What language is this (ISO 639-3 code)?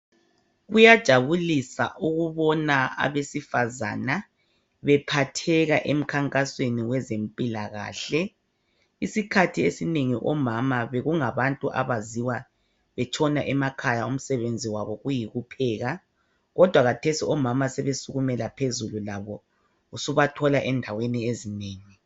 nde